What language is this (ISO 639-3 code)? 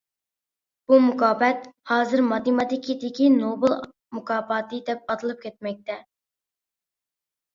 uig